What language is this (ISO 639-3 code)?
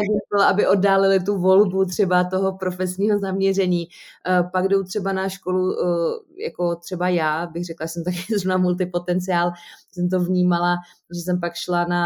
ces